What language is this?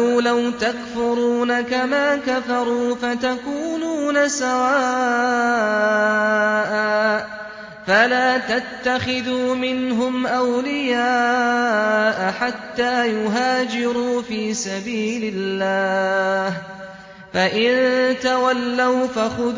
Arabic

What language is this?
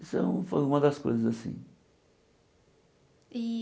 Portuguese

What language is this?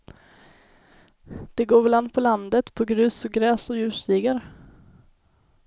Swedish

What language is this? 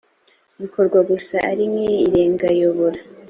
Kinyarwanda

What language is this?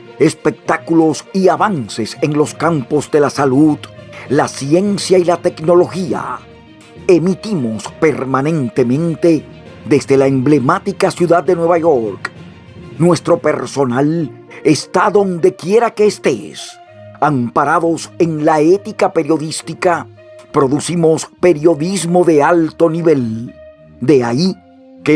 Spanish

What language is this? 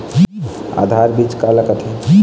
Chhattisgarhi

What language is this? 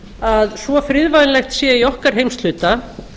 Icelandic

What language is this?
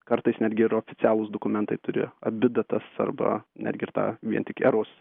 Lithuanian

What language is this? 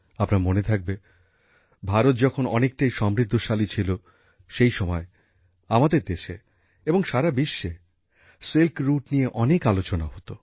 Bangla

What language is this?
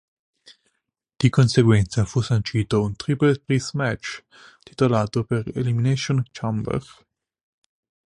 Italian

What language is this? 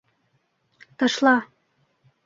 Bashkir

